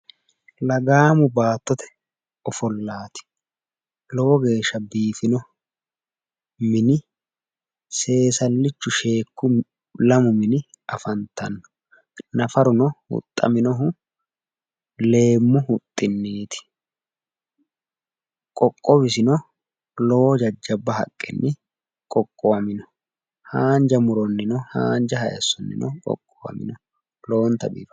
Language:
Sidamo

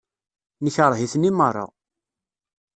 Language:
Kabyle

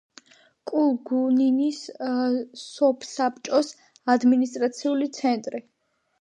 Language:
Georgian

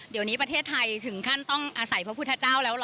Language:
Thai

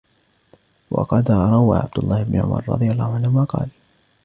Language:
Arabic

